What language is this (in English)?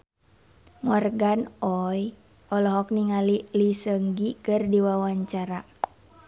Sundanese